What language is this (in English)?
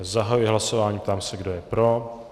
Czech